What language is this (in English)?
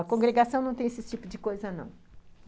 Portuguese